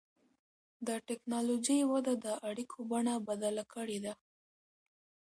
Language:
Pashto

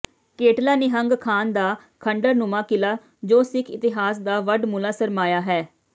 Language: Punjabi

